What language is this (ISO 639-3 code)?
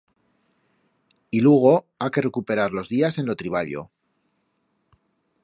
arg